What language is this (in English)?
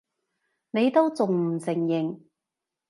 Cantonese